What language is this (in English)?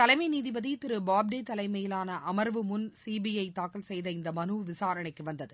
Tamil